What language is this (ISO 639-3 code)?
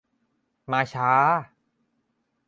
tha